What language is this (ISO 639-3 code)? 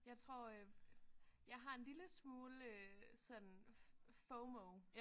dan